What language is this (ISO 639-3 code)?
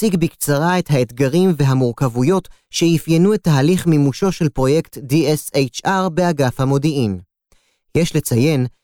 heb